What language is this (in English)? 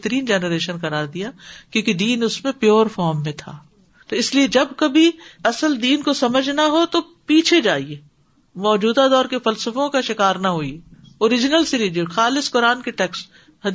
Urdu